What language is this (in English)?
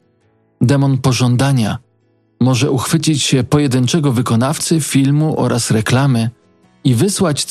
Polish